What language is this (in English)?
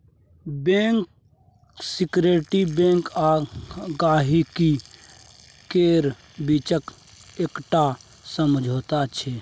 Maithili